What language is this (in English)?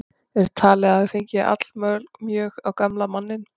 Icelandic